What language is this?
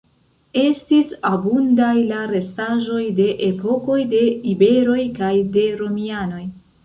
Esperanto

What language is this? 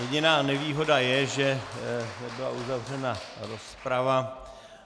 Czech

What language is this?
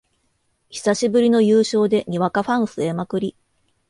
Japanese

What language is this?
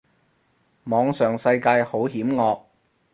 Cantonese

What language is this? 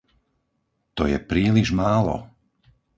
Slovak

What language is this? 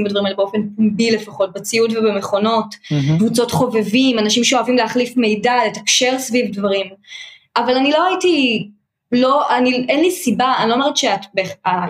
Hebrew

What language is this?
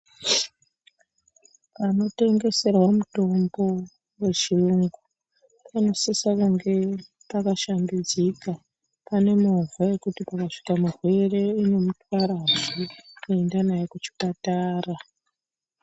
Ndau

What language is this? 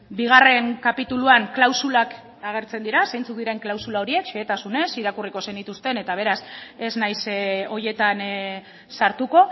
Basque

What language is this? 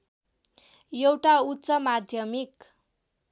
Nepali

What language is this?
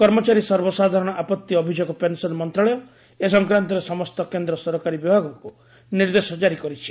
Odia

